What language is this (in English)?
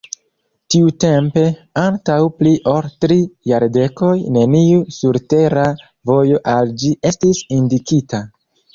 Esperanto